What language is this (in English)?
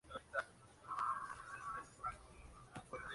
Spanish